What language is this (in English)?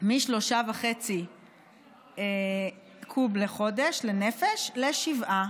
Hebrew